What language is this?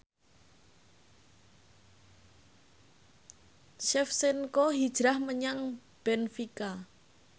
Javanese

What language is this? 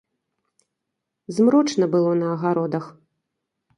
Belarusian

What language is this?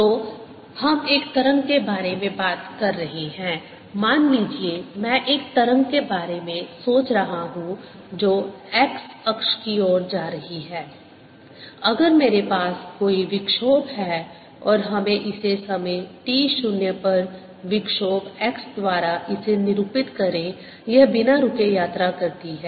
Hindi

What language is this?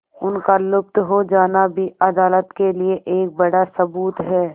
Hindi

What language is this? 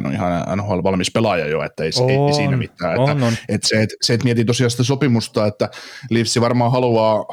Finnish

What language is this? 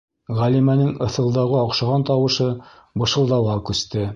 Bashkir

